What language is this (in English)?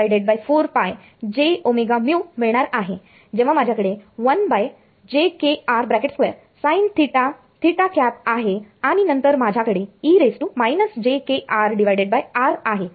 Marathi